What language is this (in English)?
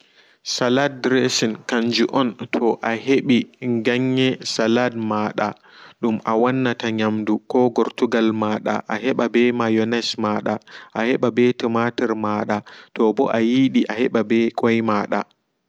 Fula